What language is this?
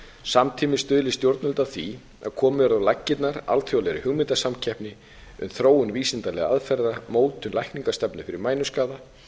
Icelandic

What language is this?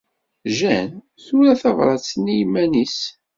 Kabyle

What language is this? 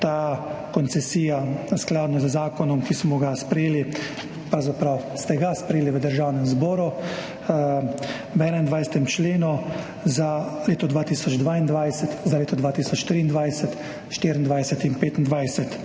Slovenian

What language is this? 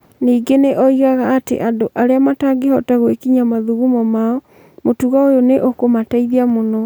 Kikuyu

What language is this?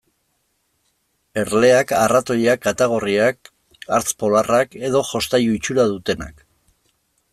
Basque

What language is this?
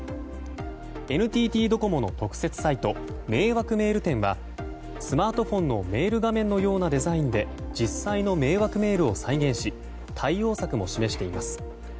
Japanese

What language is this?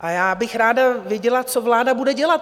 Czech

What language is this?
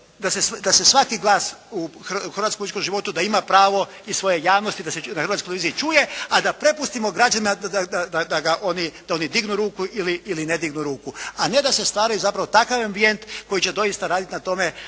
Croatian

